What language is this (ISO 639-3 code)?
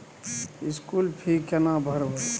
mai